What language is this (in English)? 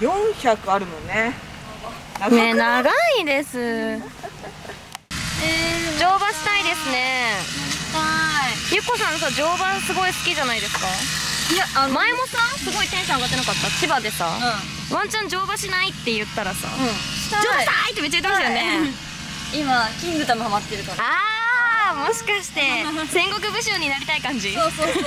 Japanese